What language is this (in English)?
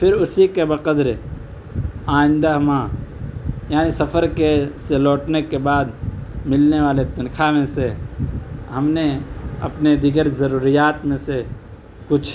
Urdu